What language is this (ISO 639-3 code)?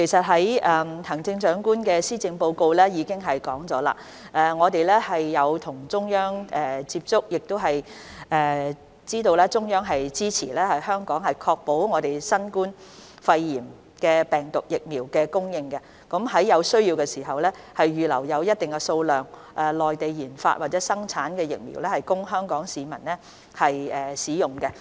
yue